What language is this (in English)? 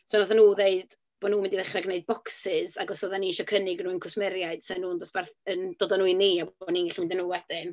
Welsh